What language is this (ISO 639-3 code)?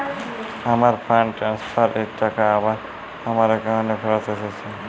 ben